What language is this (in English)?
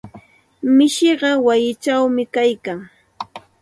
Santa Ana de Tusi Pasco Quechua